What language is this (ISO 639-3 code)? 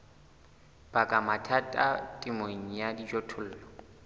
sot